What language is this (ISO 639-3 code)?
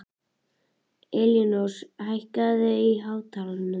isl